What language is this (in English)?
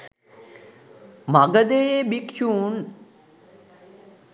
Sinhala